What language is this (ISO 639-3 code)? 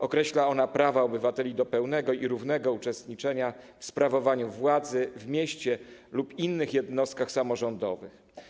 pol